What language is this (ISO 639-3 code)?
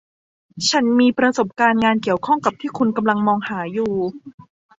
tha